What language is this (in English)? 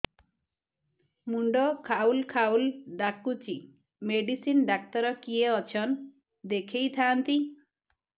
Odia